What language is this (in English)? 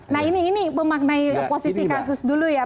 Indonesian